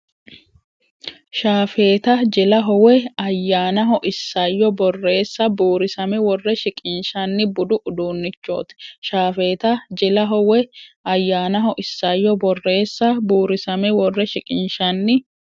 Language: Sidamo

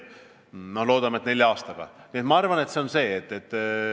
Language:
Estonian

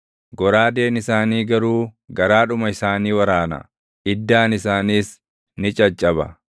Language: Oromo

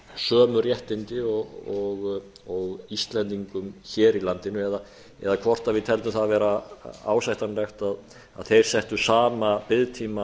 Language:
Icelandic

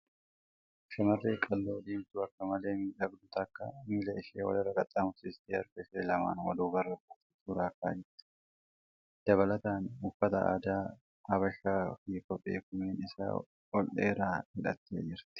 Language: Oromo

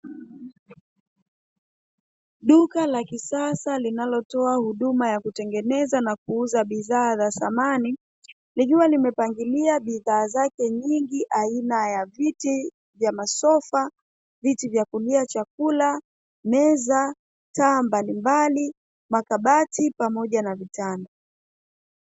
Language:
Swahili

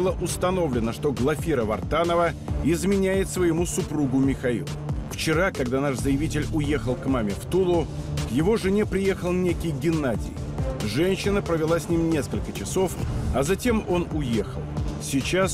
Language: Russian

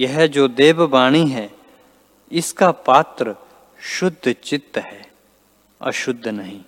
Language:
Hindi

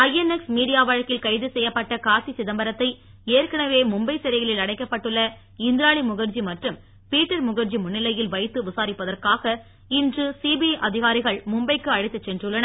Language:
Tamil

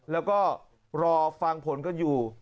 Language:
Thai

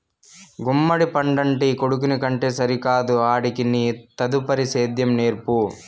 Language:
Telugu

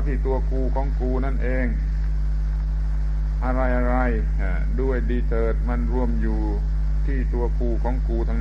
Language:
Thai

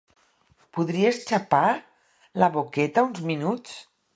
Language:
Catalan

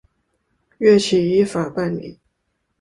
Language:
Chinese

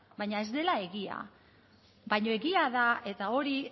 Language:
Basque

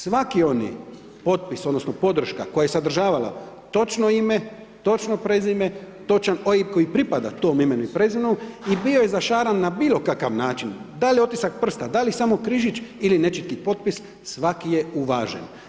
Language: Croatian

